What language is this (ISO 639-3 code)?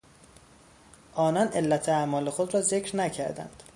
fas